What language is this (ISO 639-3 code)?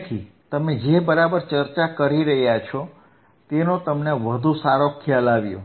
guj